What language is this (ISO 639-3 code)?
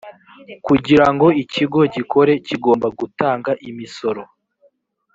kin